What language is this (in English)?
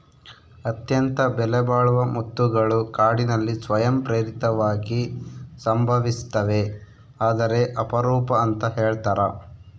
Kannada